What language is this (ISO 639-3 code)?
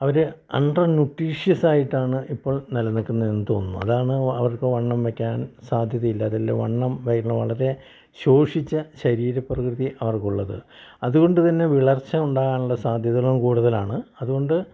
mal